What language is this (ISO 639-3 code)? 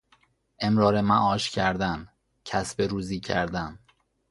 fas